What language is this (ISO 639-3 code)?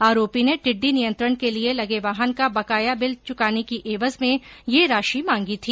hin